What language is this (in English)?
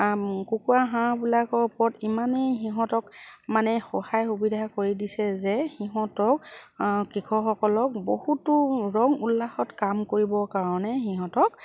Assamese